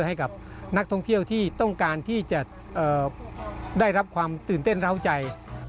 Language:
Thai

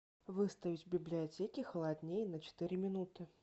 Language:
Russian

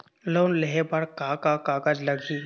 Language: Chhattisgarhi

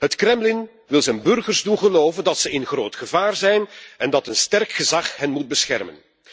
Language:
Dutch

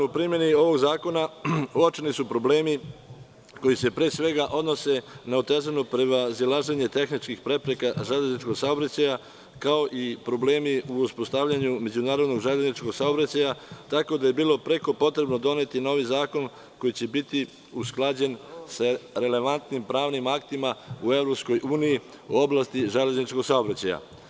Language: Serbian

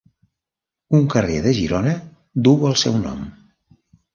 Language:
Catalan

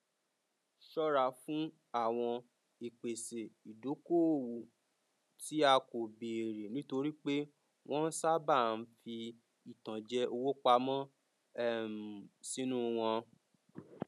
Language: Yoruba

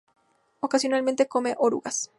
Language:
Spanish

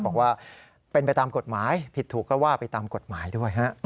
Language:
Thai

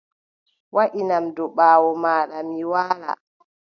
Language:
Adamawa Fulfulde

